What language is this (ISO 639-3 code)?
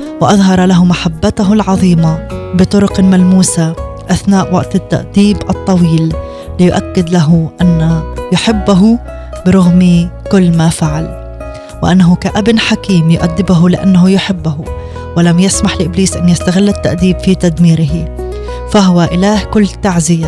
ara